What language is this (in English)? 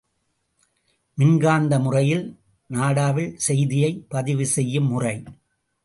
Tamil